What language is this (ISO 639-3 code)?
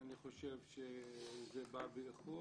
heb